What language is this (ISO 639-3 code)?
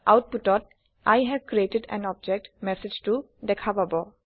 asm